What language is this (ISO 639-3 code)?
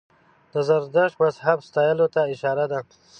pus